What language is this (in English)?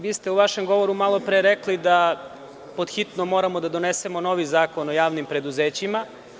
Serbian